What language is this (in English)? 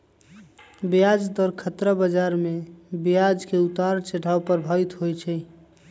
Magahi